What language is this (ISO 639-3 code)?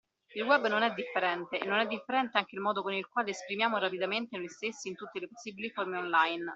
ita